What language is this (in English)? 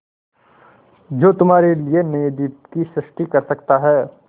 Hindi